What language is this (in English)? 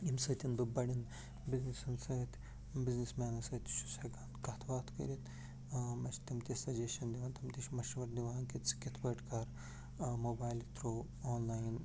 Kashmiri